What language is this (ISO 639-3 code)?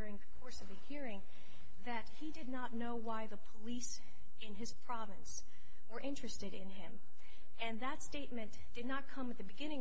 eng